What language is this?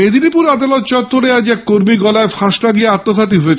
Bangla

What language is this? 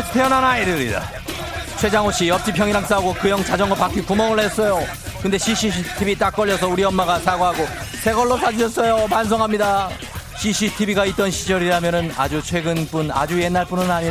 Korean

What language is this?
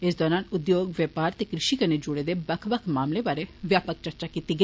Dogri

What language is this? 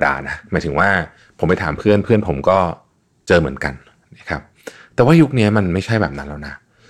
Thai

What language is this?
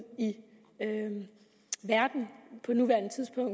Danish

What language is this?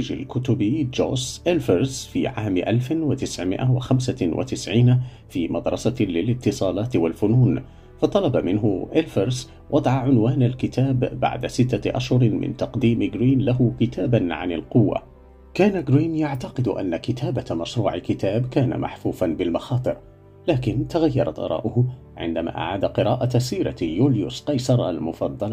Arabic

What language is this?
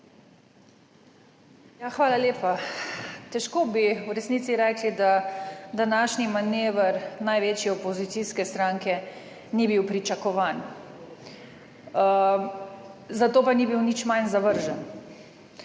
Slovenian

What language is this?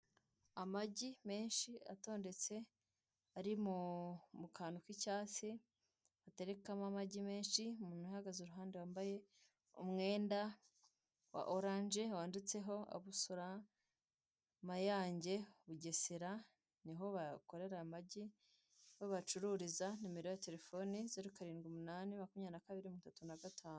Kinyarwanda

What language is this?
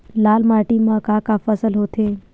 Chhattisgarhi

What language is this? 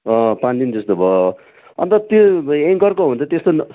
Nepali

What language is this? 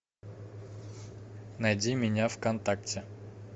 Russian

